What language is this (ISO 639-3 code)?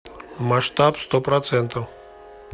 rus